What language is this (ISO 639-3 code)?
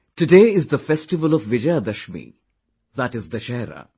eng